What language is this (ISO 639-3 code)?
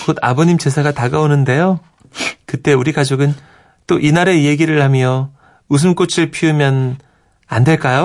kor